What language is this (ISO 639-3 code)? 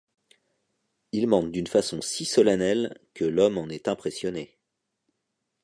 fra